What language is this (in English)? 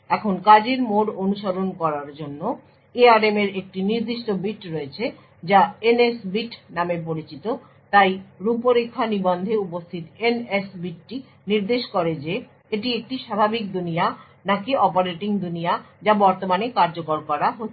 Bangla